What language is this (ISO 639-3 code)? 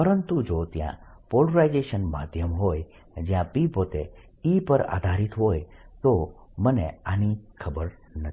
guj